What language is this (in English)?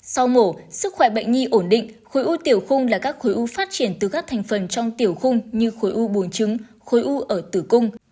Vietnamese